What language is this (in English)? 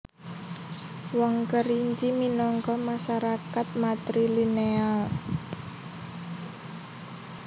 Javanese